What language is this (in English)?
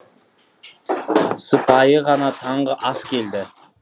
Kazakh